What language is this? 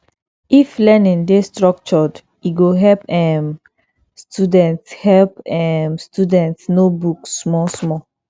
Nigerian Pidgin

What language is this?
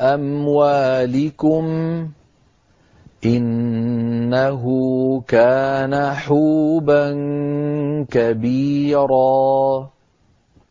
Arabic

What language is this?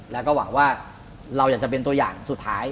Thai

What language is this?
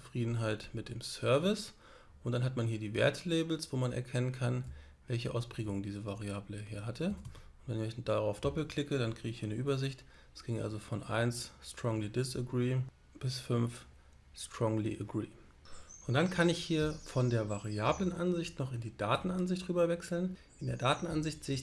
German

